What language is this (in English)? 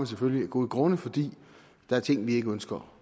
Danish